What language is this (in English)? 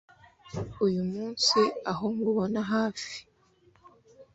Kinyarwanda